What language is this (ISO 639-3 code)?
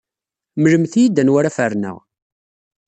kab